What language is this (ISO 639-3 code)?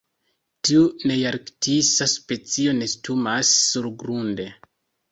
epo